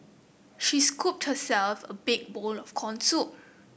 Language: English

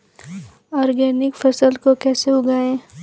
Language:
Hindi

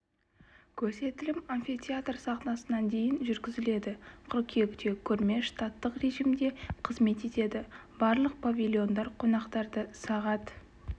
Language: Kazakh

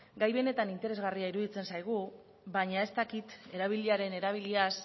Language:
Basque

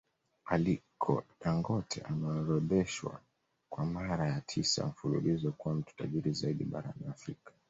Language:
Swahili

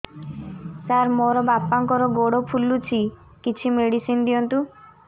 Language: Odia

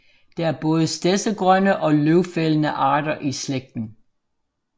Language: Danish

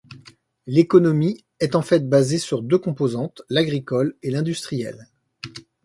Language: French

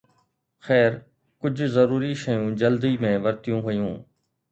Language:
Sindhi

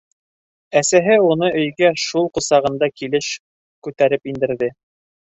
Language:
Bashkir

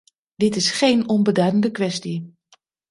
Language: Dutch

